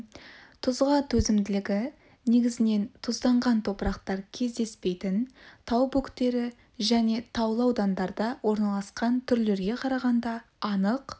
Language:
Kazakh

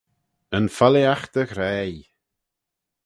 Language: Manx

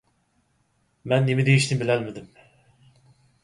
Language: Uyghur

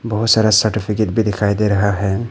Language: Hindi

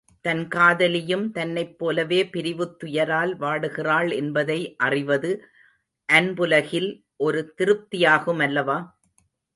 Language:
Tamil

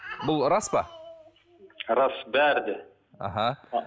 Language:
Kazakh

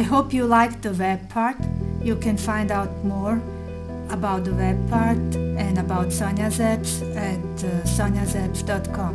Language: English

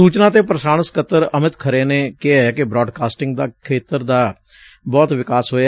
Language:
Punjabi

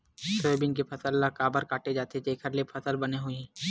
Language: Chhattisgarhi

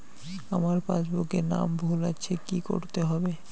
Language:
Bangla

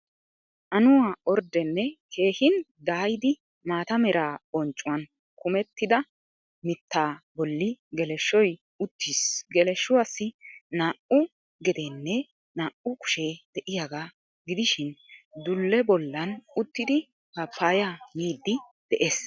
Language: Wolaytta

